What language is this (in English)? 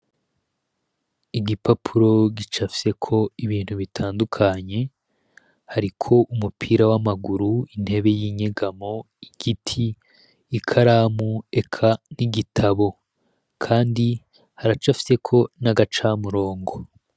Rundi